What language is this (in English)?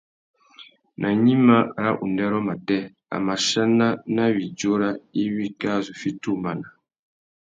Tuki